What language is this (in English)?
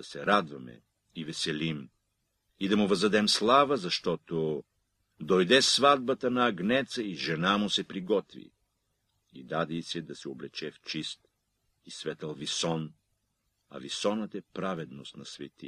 Bulgarian